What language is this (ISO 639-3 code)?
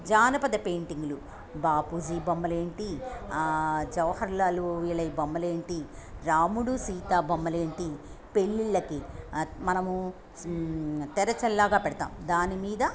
tel